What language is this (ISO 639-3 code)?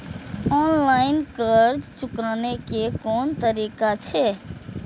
mai